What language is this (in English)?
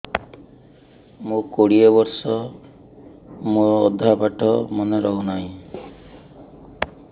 Odia